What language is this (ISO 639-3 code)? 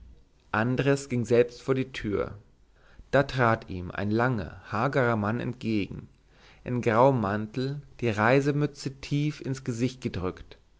deu